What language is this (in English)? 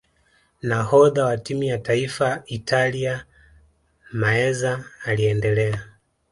Swahili